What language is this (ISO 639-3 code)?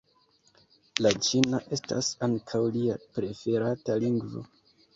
epo